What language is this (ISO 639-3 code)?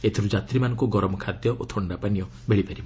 ori